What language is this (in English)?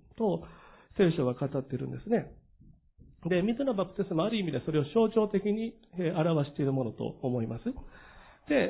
Japanese